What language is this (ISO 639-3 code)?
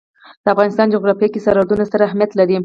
pus